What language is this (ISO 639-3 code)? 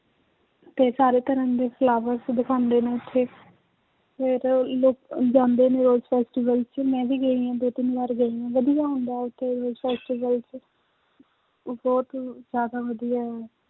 pan